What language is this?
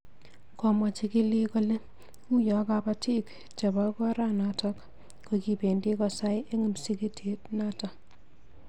Kalenjin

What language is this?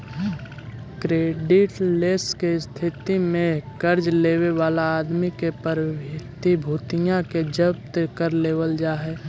Magahi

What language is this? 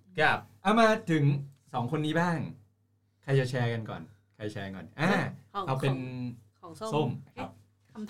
Thai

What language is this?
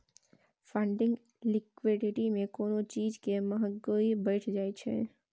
Maithili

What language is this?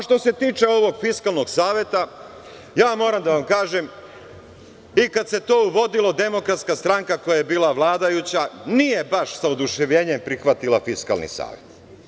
Serbian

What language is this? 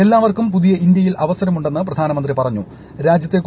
Malayalam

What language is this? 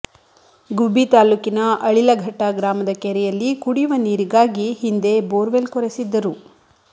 Kannada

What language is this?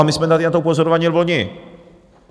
Czech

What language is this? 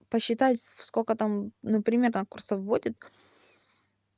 Russian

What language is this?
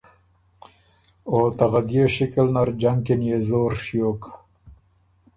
Ormuri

